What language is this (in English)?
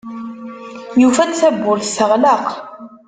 Kabyle